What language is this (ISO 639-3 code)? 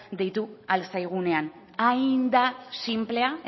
eus